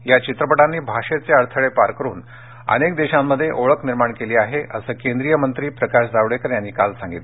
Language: Marathi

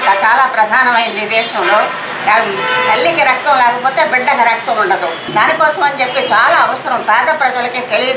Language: Hindi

